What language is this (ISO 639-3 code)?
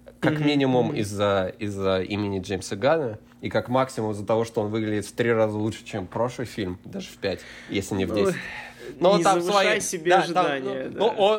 rus